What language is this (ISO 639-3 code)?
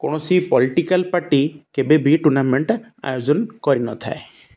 ori